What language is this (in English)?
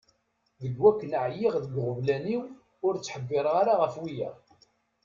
Kabyle